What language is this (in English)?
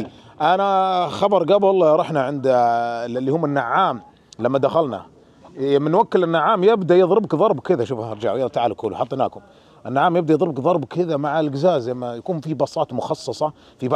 Arabic